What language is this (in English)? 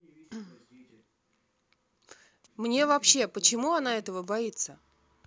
Russian